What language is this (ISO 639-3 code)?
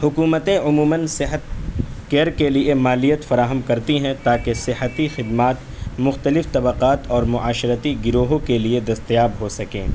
urd